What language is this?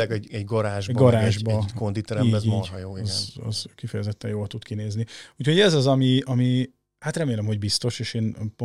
Hungarian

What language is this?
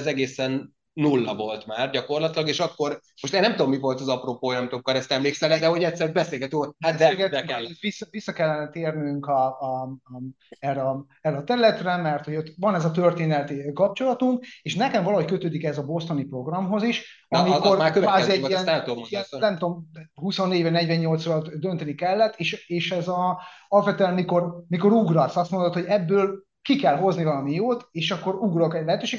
Hungarian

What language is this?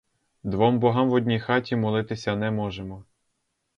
Ukrainian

